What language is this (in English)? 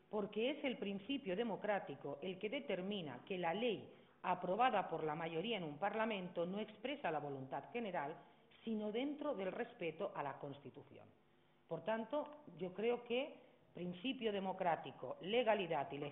Spanish